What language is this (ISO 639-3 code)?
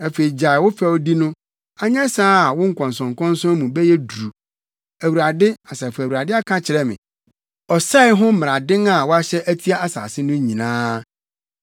aka